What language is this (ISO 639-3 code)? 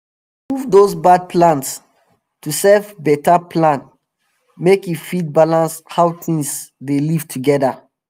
pcm